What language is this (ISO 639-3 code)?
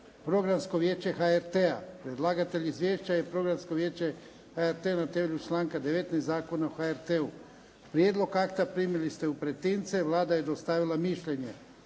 hrv